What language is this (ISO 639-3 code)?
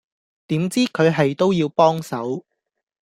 yue